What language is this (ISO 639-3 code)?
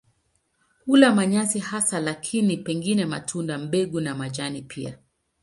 swa